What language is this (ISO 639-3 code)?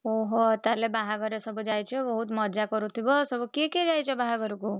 ori